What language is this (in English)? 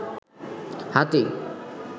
Bangla